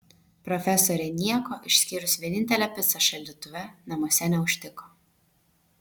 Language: Lithuanian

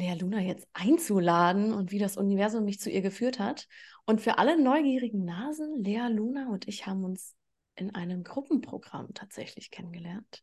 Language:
German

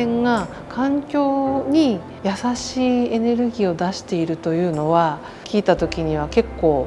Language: Japanese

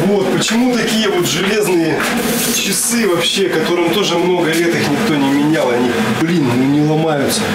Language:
Russian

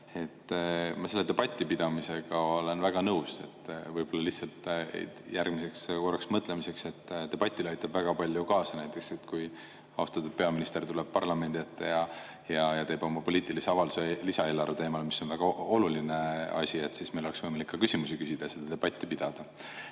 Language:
Estonian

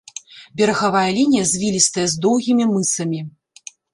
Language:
Belarusian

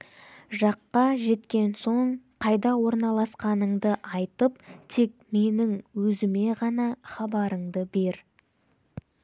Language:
Kazakh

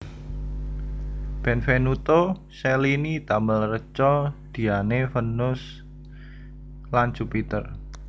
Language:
Javanese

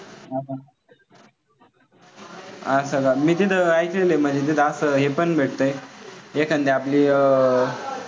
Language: Marathi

